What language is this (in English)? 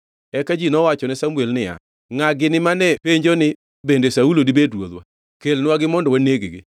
Luo (Kenya and Tanzania)